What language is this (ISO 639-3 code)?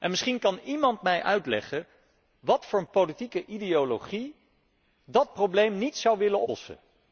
nld